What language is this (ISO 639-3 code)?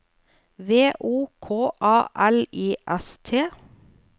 nor